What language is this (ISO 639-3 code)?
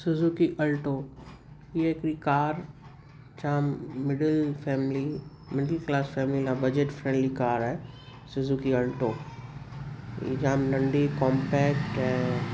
snd